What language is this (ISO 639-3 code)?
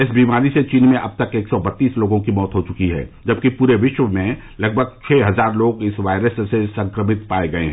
hin